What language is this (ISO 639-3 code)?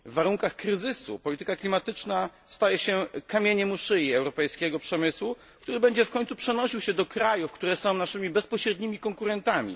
pol